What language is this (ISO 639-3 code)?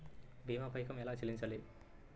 tel